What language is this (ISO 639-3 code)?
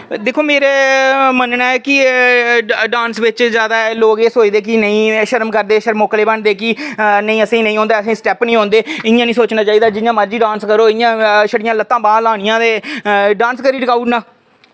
doi